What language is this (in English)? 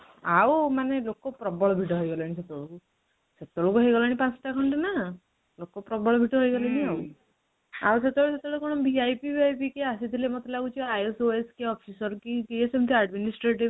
Odia